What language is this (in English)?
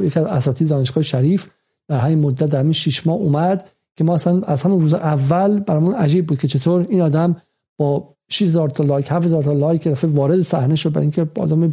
Persian